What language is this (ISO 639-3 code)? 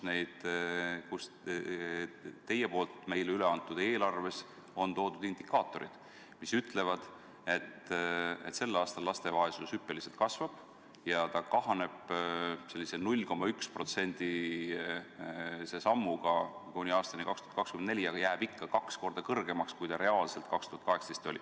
est